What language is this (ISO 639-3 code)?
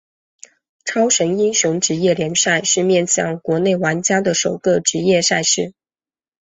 zho